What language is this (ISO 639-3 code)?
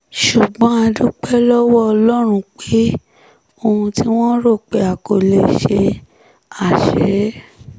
yor